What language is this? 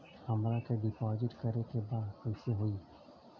Bhojpuri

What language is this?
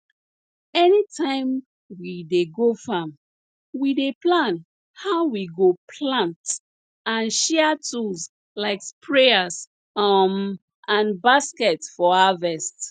Nigerian Pidgin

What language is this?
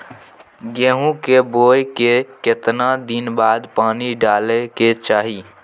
Maithili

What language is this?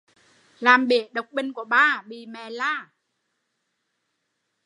Vietnamese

